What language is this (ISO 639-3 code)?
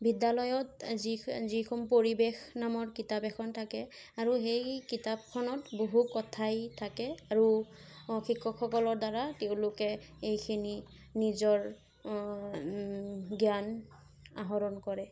asm